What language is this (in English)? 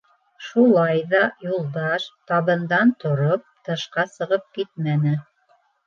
Bashkir